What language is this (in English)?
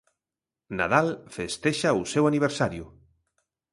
Galician